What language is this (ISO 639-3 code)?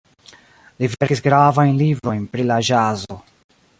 epo